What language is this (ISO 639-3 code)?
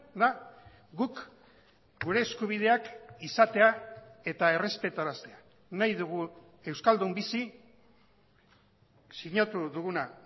eus